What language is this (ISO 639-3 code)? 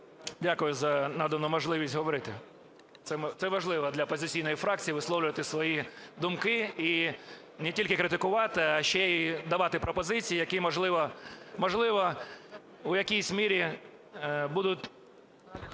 ukr